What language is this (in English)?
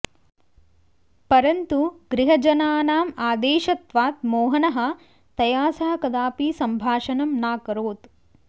Sanskrit